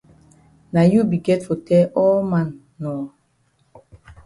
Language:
Cameroon Pidgin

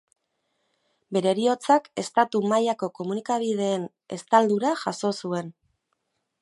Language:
Basque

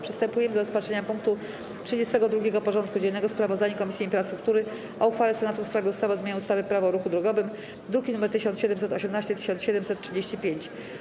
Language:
Polish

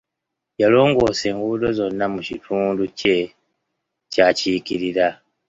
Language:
Ganda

